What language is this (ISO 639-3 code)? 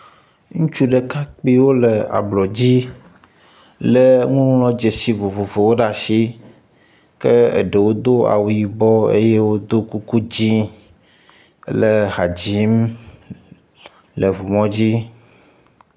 ewe